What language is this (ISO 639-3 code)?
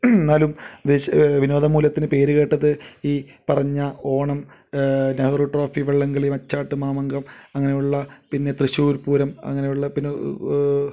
mal